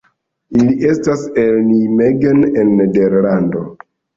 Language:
Esperanto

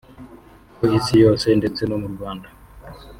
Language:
Kinyarwanda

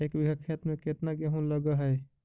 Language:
Magahi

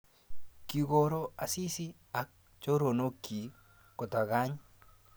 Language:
Kalenjin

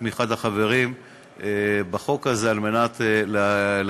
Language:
Hebrew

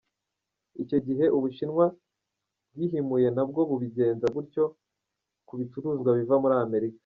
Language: Kinyarwanda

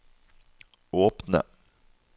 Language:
Norwegian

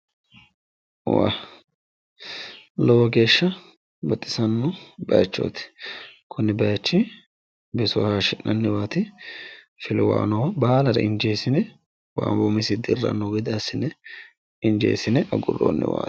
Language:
Sidamo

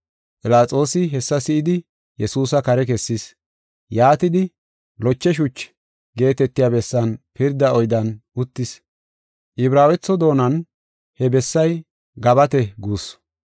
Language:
Gofa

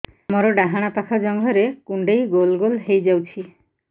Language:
Odia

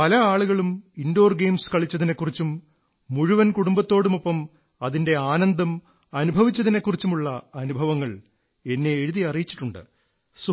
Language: Malayalam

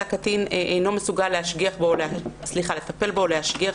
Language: Hebrew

